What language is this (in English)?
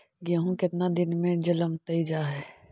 Magahi